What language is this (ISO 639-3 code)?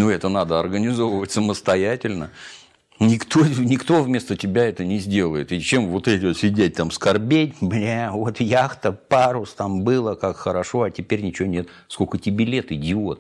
rus